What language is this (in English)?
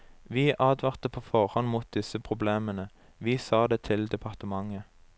Norwegian